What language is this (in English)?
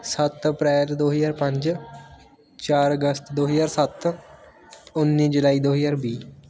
Punjabi